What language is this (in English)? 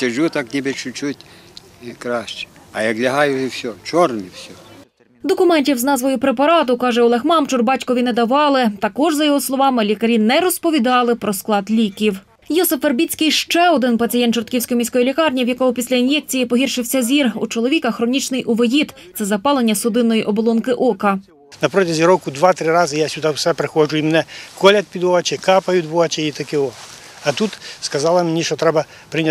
Ukrainian